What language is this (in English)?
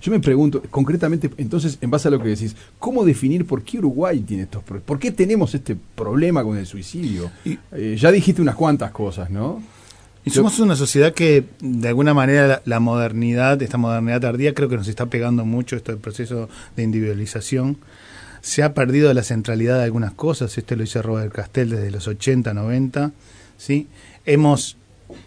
Spanish